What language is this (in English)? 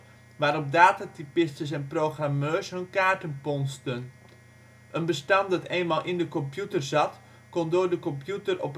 Dutch